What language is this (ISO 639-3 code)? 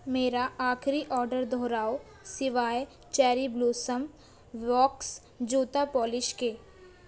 urd